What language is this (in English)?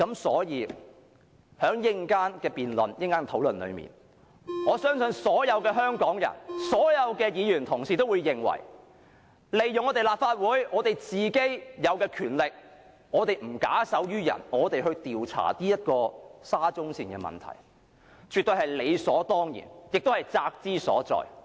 Cantonese